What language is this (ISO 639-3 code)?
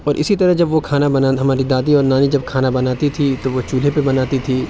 urd